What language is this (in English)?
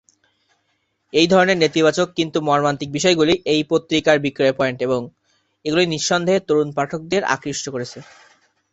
Bangla